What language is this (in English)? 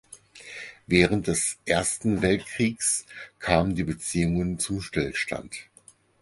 German